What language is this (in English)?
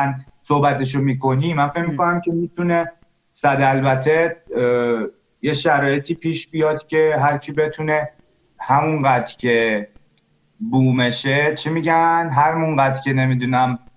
Persian